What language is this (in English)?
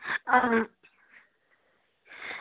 Dogri